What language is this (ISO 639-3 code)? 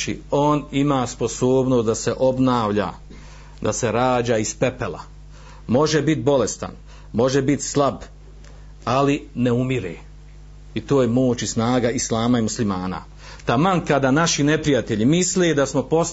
hrv